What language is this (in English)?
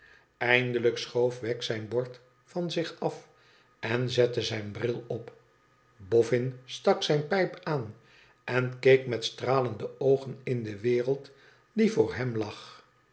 Dutch